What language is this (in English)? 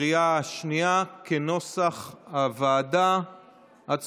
Hebrew